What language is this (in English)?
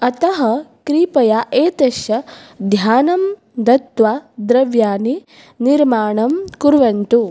Sanskrit